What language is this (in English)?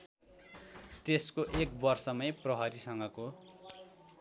Nepali